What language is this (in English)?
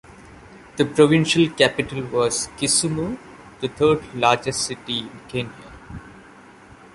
English